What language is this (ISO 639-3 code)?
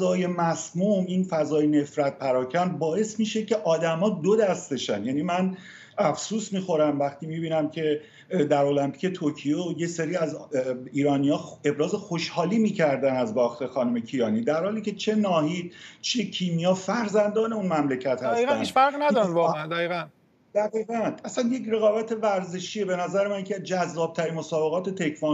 fas